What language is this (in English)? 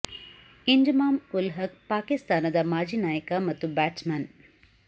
Kannada